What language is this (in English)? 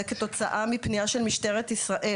Hebrew